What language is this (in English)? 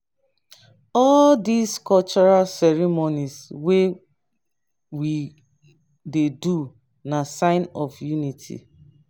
Nigerian Pidgin